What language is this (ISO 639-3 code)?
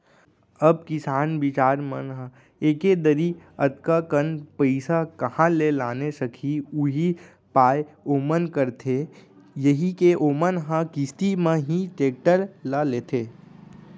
hne